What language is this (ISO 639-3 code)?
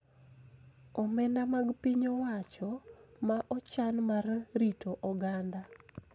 luo